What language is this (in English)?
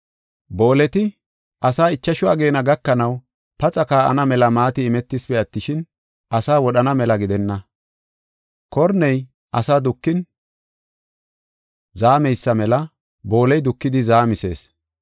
Gofa